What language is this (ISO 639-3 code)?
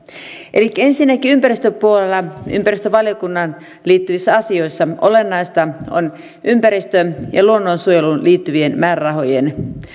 fin